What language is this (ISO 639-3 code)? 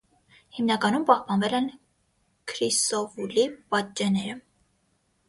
hye